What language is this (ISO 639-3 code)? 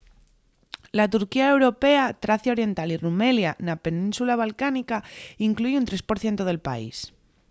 ast